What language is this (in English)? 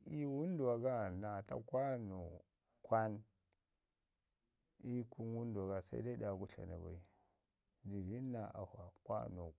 Ngizim